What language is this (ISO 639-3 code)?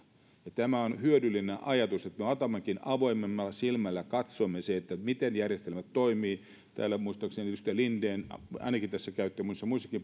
fin